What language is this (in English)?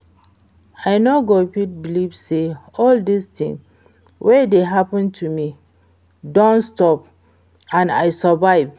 Nigerian Pidgin